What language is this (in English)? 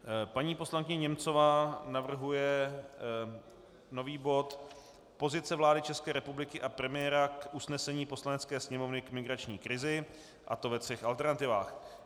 Czech